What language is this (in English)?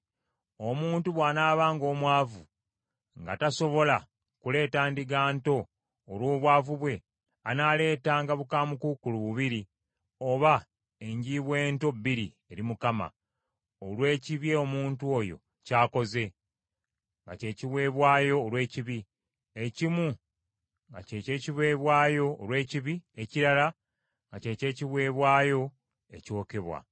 Ganda